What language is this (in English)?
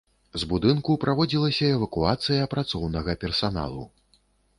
Belarusian